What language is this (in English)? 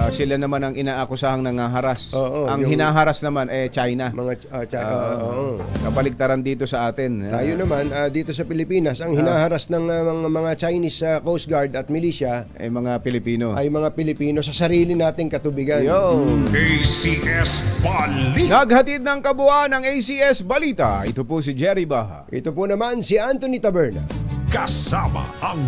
Filipino